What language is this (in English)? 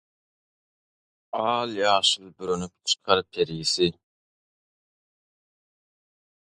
Turkmen